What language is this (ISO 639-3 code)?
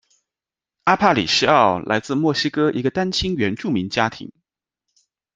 zho